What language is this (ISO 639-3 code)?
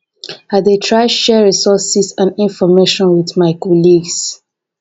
pcm